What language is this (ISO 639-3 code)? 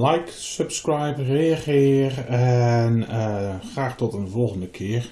nld